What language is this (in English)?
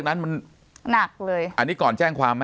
Thai